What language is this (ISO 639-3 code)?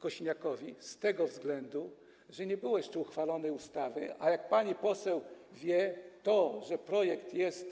pol